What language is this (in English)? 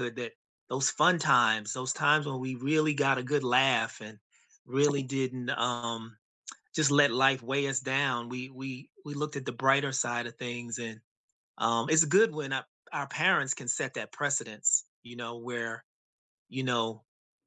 English